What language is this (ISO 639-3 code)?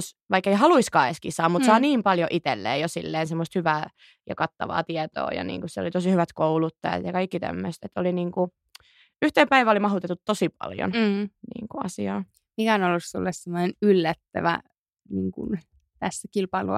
fin